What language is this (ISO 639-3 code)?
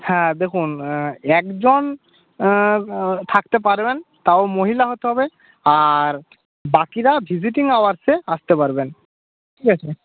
ben